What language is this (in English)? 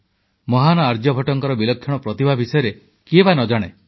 Odia